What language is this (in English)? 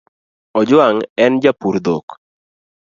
Luo (Kenya and Tanzania)